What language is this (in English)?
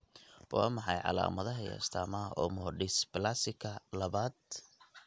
Somali